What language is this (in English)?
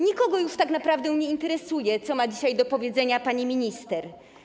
Polish